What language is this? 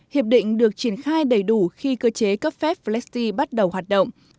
Vietnamese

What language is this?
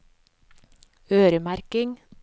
Norwegian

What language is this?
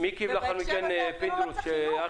Hebrew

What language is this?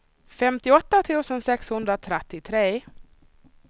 Swedish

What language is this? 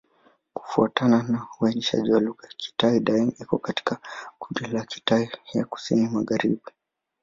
Swahili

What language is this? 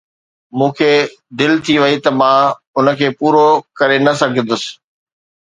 Sindhi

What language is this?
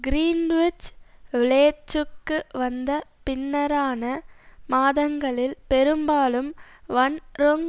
Tamil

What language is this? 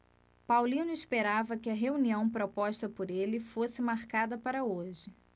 Portuguese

